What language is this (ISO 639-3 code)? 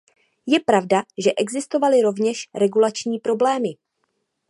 ces